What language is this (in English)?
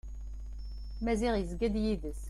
Kabyle